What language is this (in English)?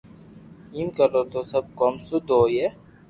Loarki